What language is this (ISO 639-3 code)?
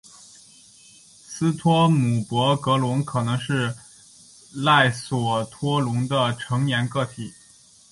zho